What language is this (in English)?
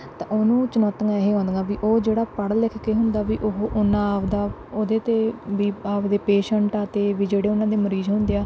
Punjabi